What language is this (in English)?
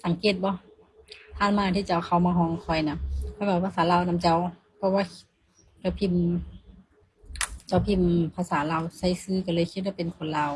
Thai